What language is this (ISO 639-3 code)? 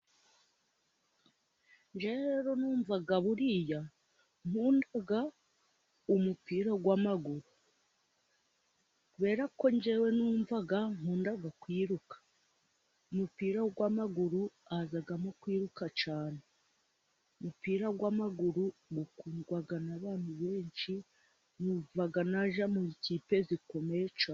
kin